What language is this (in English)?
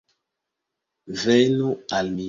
Esperanto